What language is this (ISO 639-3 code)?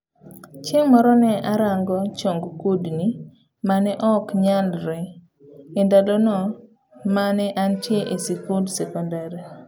luo